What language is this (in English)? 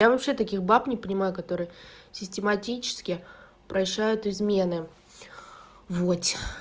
Russian